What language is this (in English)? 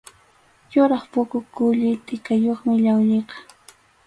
Arequipa-La Unión Quechua